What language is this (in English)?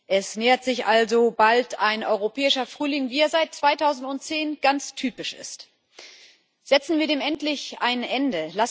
German